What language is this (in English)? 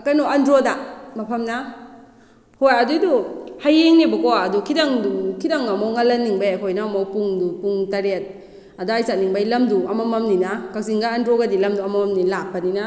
Manipuri